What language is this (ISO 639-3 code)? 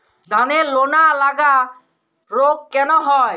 ben